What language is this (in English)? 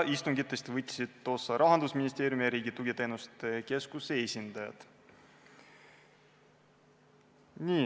Estonian